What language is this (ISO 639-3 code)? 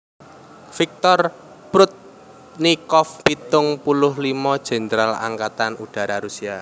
jav